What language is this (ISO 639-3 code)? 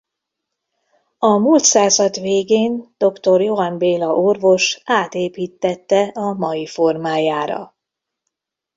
hun